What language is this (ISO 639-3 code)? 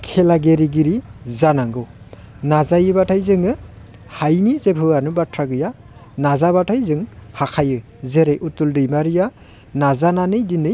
brx